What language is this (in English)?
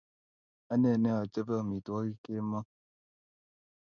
Kalenjin